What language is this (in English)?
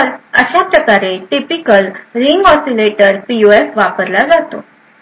Marathi